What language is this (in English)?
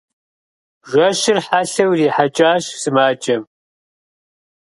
Kabardian